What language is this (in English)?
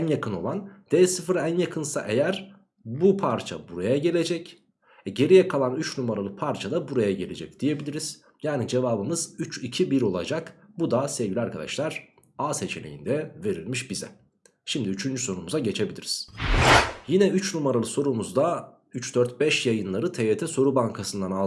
Turkish